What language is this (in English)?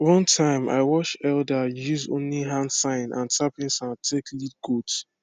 Nigerian Pidgin